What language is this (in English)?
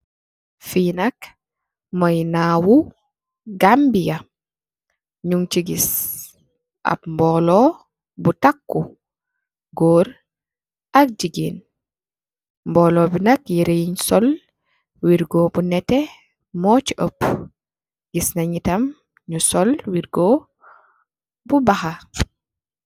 Wolof